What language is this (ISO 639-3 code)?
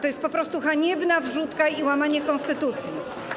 pol